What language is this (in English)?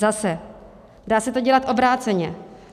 Czech